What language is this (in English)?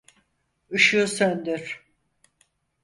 Turkish